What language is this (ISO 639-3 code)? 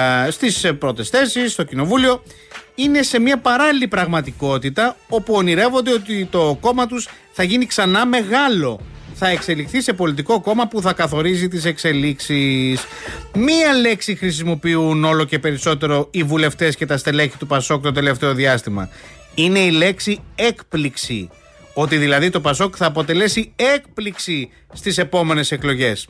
ell